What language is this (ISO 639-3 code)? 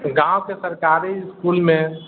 mai